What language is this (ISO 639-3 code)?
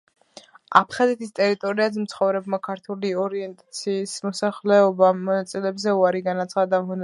kat